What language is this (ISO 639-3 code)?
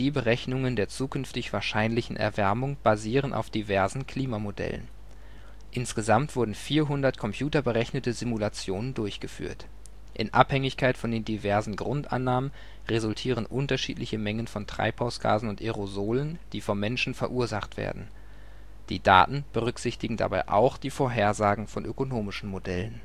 deu